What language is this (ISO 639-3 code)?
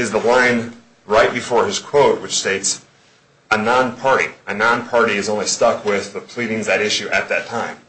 eng